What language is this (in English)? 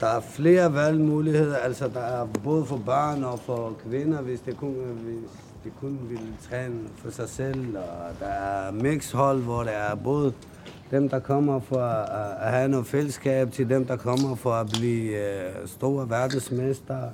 Danish